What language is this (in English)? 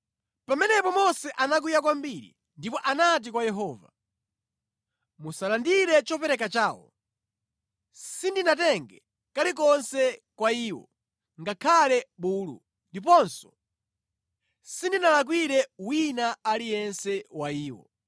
Nyanja